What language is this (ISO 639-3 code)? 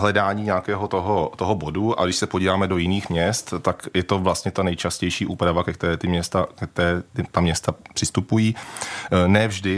ces